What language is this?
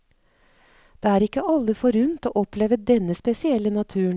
Norwegian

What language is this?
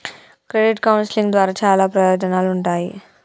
Telugu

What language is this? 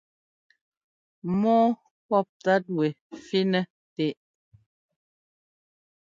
Ngomba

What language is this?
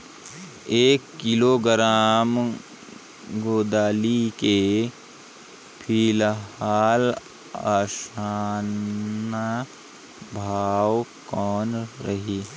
Chhattisgarhi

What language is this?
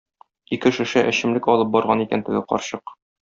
Tatar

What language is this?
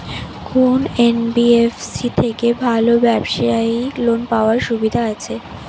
Bangla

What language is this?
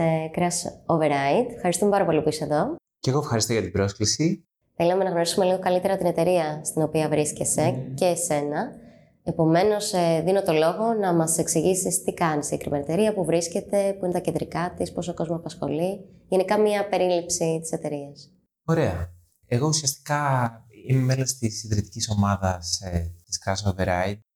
Greek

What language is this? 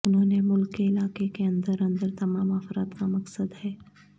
Urdu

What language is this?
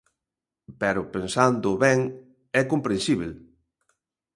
Galician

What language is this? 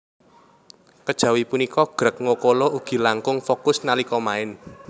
Javanese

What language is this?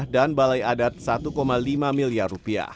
Indonesian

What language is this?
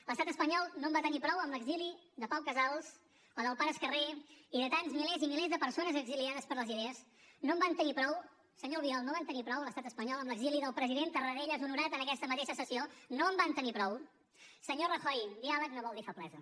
Catalan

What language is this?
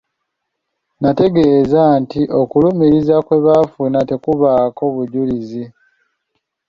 Ganda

